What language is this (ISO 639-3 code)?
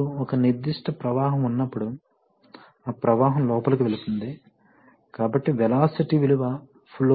tel